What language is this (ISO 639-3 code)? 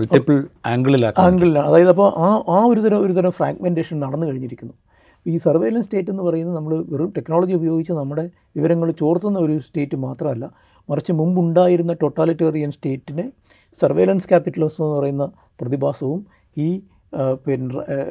mal